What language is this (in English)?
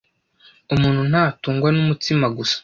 Kinyarwanda